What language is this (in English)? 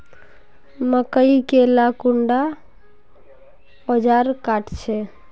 Magahi